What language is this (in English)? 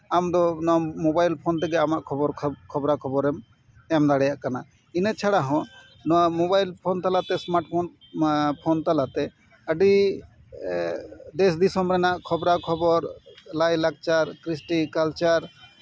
Santali